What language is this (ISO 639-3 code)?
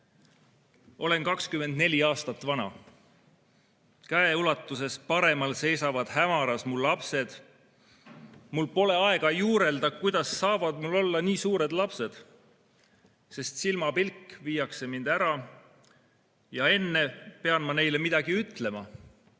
est